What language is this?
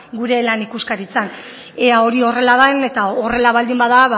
Basque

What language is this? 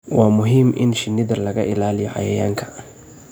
Somali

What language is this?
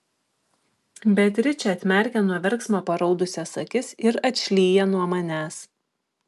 Lithuanian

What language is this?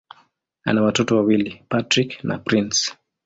Swahili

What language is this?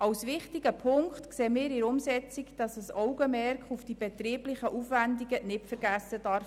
Swiss German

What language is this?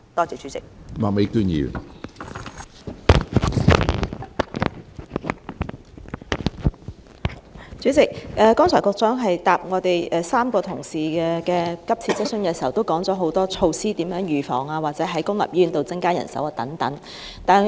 Cantonese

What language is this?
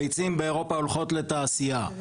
Hebrew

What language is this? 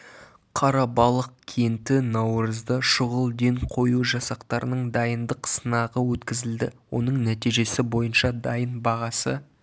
Kazakh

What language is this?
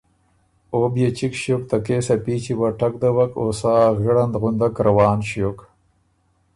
Ormuri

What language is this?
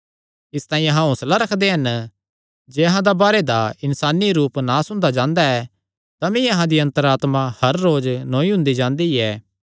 Kangri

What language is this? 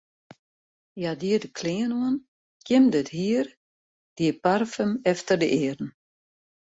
Western Frisian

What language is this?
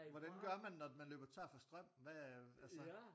Danish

